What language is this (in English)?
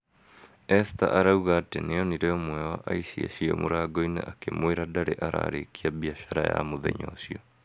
Kikuyu